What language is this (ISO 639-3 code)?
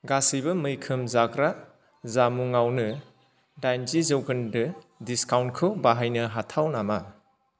brx